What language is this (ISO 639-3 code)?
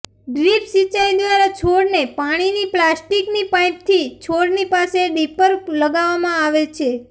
guj